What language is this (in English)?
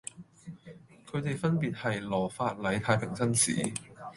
Cantonese